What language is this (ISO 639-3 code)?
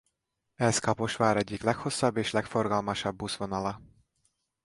hun